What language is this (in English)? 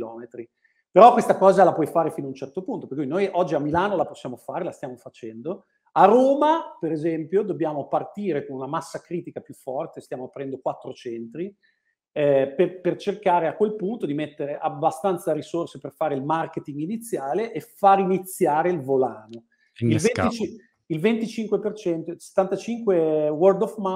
Italian